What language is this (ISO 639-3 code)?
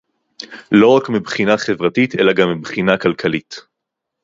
heb